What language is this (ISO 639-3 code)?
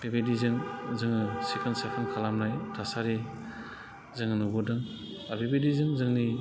brx